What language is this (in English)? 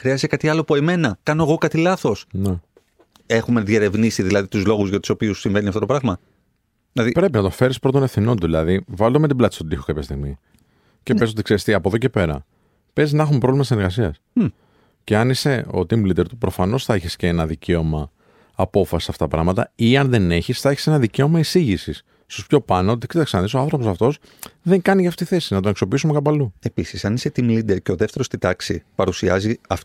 Greek